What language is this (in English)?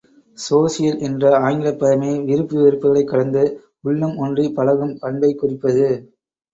Tamil